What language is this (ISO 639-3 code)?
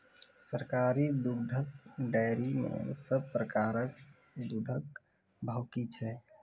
mai